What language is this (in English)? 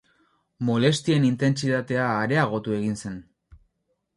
Basque